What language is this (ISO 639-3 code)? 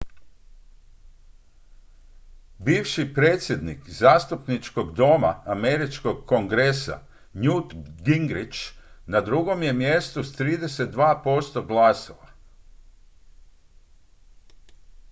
hrv